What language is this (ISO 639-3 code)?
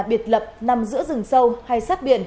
vie